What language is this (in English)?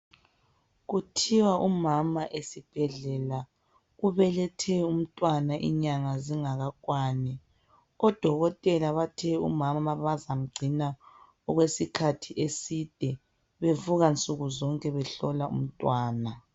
North Ndebele